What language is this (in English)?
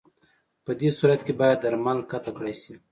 Pashto